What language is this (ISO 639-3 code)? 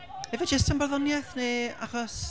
cym